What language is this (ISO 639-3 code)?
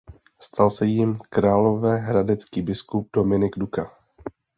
ces